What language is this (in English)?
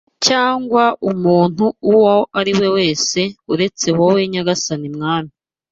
Kinyarwanda